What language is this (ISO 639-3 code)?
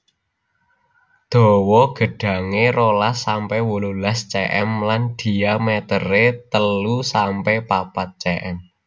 jav